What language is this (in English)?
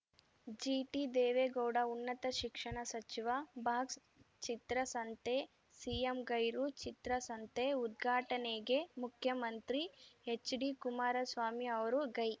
Kannada